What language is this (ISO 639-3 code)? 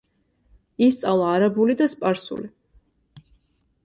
kat